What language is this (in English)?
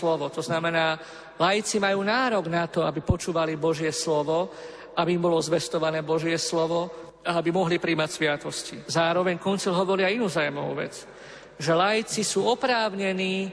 Slovak